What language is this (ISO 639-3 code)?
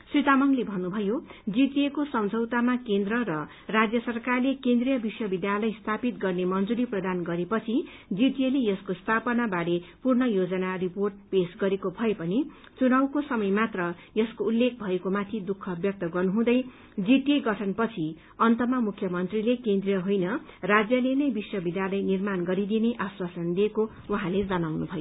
nep